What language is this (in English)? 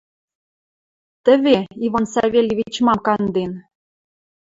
Western Mari